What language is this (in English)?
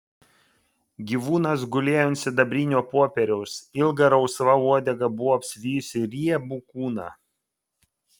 Lithuanian